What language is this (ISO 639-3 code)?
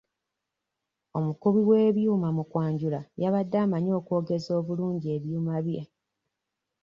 lug